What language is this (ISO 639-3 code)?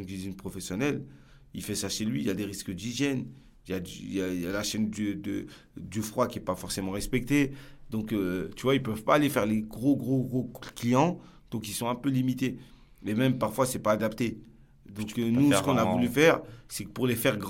fra